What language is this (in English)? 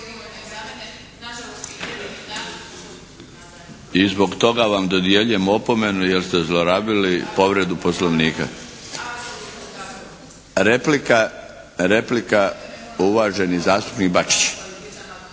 Croatian